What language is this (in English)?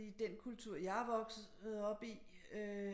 Danish